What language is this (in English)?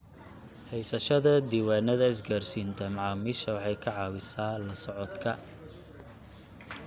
Somali